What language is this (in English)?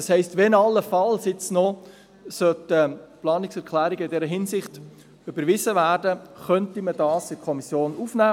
Swiss German